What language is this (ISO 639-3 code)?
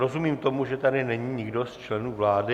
ces